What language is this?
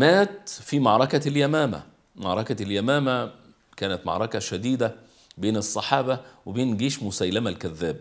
Arabic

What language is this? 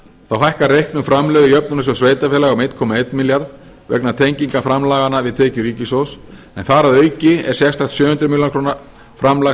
Icelandic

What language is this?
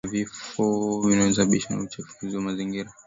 Swahili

